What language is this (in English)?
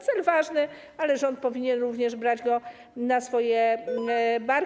Polish